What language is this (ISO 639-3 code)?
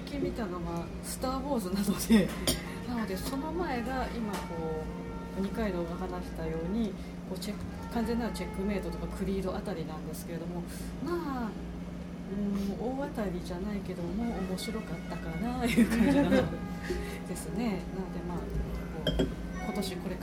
jpn